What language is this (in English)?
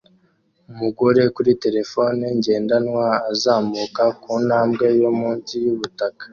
Kinyarwanda